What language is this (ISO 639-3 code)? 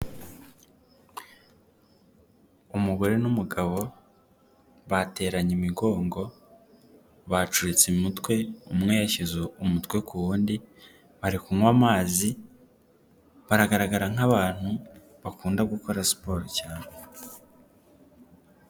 kin